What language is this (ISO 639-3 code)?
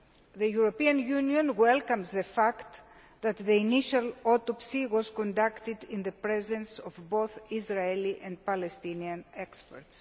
eng